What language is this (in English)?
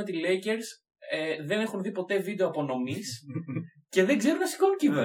Greek